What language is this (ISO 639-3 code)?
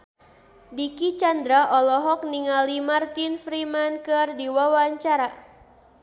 sun